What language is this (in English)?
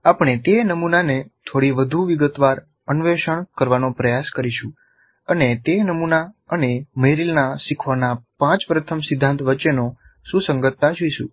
Gujarati